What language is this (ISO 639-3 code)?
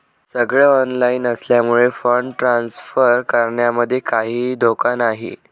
mar